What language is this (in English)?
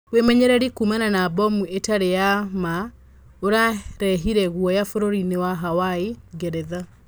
Kikuyu